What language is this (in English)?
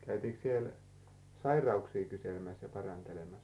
Finnish